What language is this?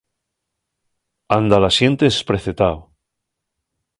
Asturian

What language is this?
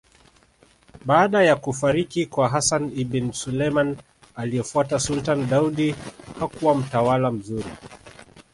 Swahili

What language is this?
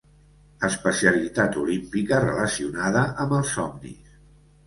Catalan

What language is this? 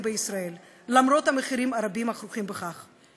Hebrew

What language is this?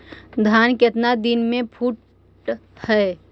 Magahi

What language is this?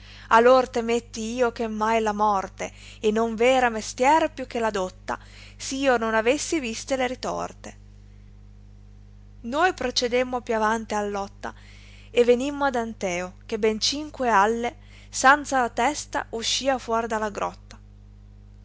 Italian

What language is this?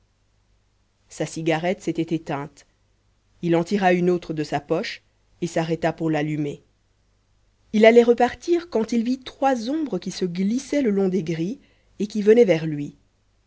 French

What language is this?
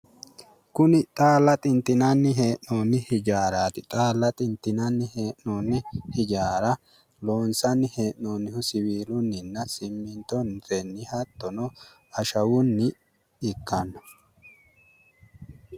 Sidamo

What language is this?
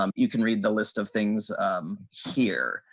English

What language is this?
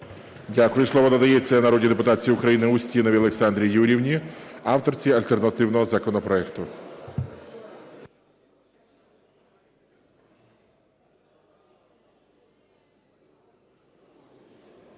Ukrainian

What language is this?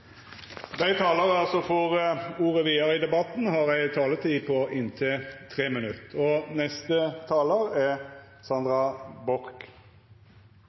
Norwegian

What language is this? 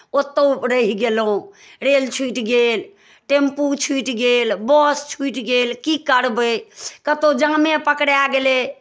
Maithili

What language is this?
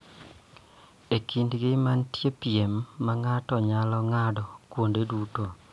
Luo (Kenya and Tanzania)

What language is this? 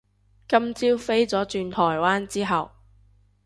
Cantonese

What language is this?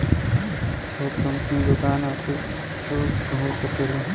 Bhojpuri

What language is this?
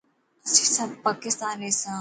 Dhatki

